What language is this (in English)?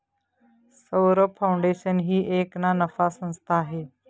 Marathi